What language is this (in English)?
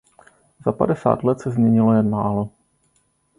Czech